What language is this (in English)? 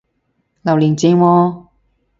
Cantonese